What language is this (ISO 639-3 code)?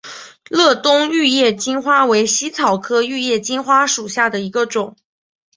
zho